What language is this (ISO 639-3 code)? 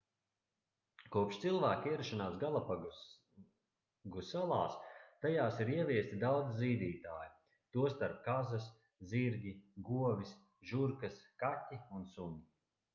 lav